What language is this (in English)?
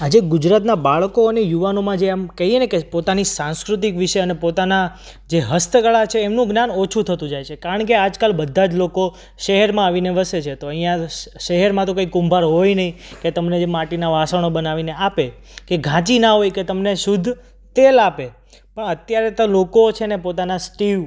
Gujarati